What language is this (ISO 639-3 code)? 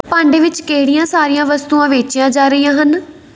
pan